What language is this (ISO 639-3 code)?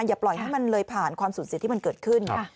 tha